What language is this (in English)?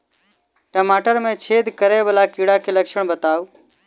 Maithili